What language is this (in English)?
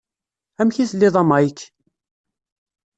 Kabyle